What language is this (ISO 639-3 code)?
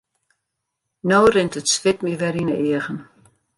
fry